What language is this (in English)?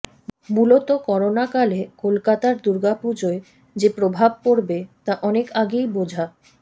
Bangla